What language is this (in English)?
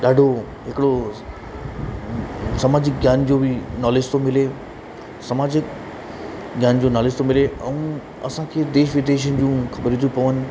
Sindhi